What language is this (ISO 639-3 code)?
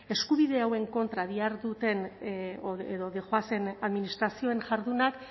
eus